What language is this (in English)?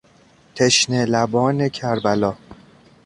Persian